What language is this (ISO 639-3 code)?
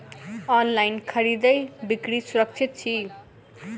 mai